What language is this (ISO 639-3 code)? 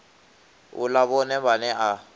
ven